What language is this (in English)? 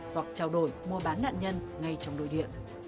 Vietnamese